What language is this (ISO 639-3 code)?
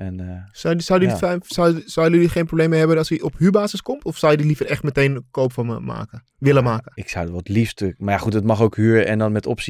nld